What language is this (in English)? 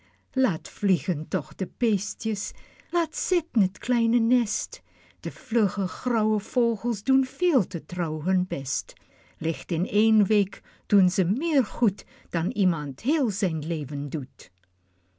Dutch